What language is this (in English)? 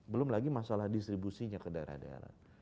Indonesian